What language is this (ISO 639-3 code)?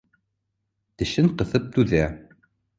bak